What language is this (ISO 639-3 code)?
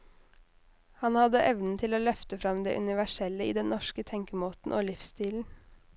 nor